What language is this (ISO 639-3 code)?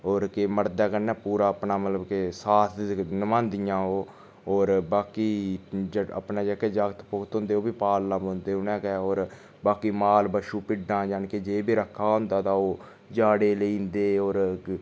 doi